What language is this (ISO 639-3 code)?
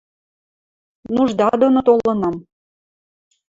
mrj